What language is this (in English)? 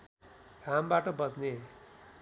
Nepali